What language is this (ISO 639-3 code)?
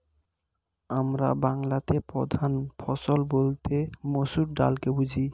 ben